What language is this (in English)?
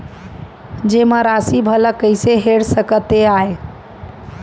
Chhattisgarhi